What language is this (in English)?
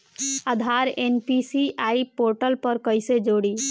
Bhojpuri